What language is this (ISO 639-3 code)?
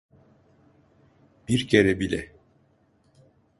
tur